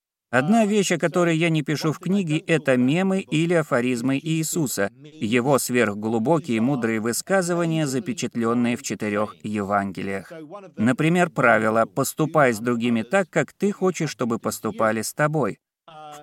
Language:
Russian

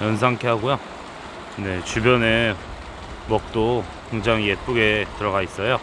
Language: Korean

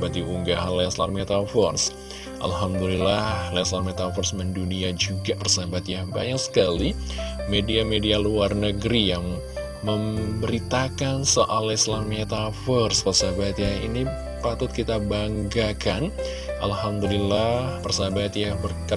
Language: Indonesian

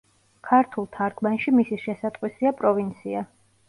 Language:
Georgian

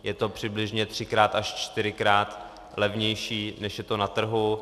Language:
Czech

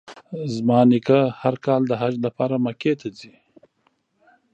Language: Pashto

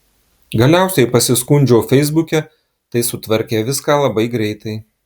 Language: Lithuanian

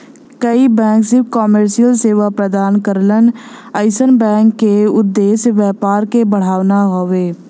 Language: Bhojpuri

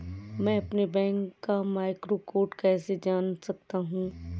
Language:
Hindi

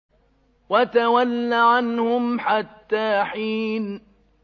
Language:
Arabic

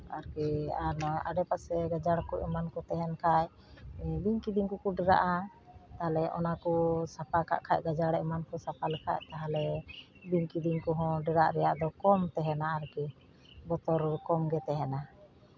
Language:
Santali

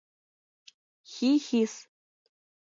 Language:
Mari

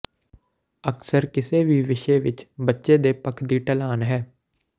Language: Punjabi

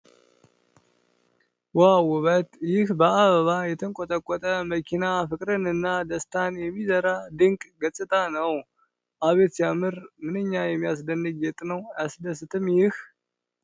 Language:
Amharic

